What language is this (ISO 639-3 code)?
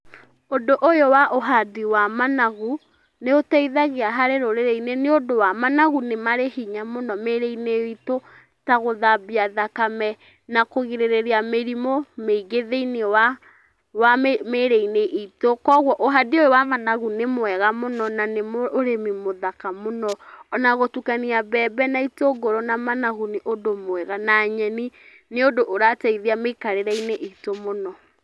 kik